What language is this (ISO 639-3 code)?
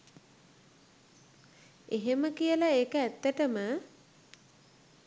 sin